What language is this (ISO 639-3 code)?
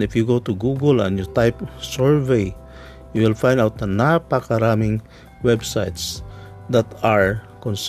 fil